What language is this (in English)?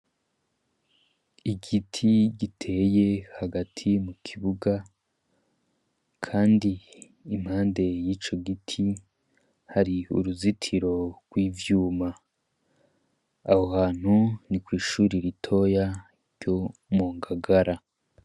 Rundi